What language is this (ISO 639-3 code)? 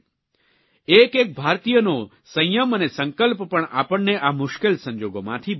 guj